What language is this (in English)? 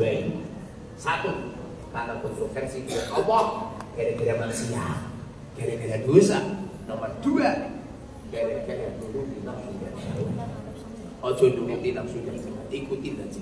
Indonesian